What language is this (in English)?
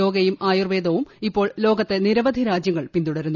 Malayalam